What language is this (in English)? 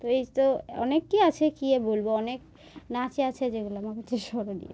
Bangla